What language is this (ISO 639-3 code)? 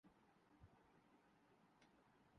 urd